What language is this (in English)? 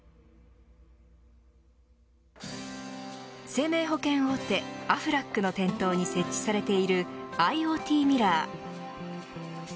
Japanese